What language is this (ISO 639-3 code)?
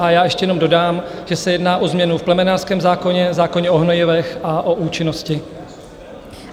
ces